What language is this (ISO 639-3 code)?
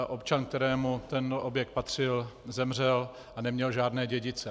ces